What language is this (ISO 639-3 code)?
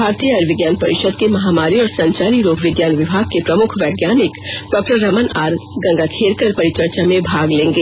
hin